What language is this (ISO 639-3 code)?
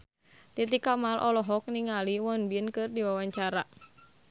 sun